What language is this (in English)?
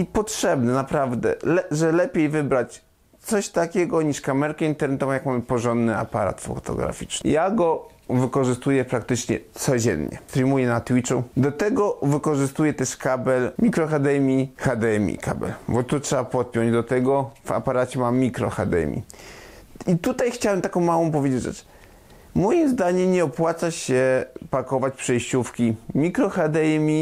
Polish